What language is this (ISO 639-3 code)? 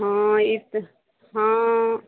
mai